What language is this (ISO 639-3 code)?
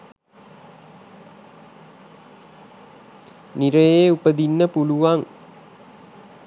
sin